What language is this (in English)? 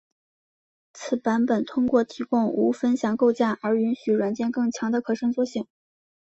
Chinese